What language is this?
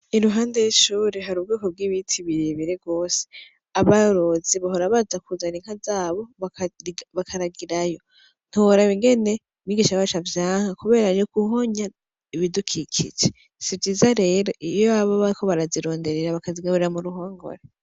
Rundi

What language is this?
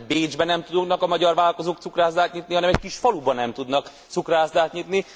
Hungarian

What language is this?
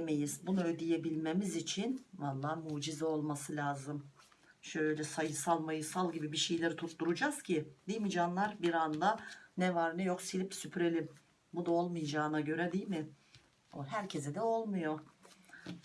Turkish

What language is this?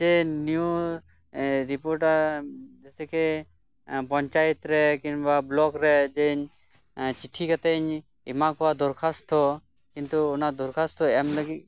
Santali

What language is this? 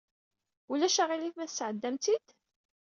Kabyle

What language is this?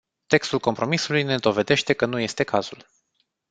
Romanian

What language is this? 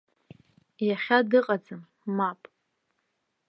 Abkhazian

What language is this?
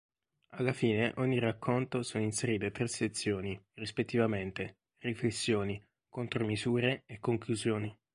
Italian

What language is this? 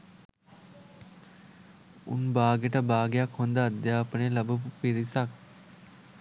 Sinhala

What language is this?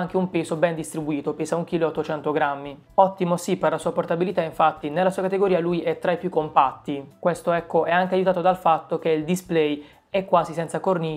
Italian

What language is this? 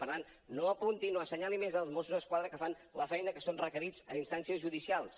Catalan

